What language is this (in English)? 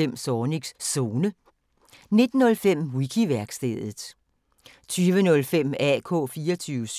Danish